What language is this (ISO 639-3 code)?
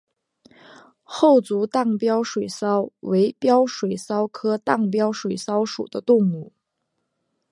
zho